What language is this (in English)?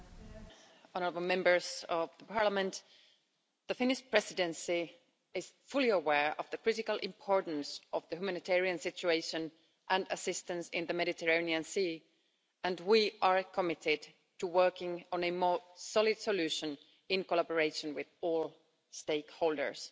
English